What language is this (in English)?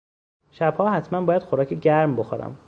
Persian